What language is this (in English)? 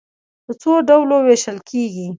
Pashto